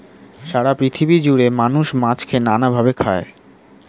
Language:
Bangla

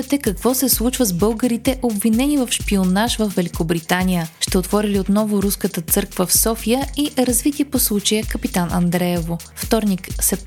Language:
Bulgarian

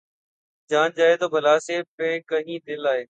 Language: Urdu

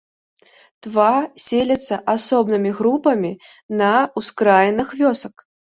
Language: Belarusian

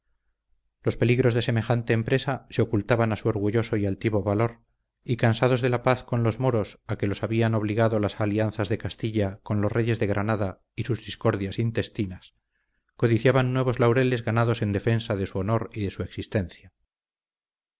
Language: Spanish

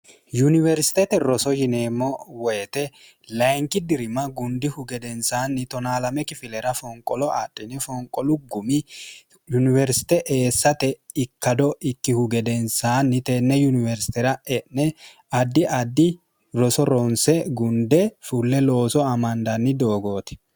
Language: Sidamo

